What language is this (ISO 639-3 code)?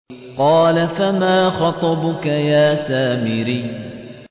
ara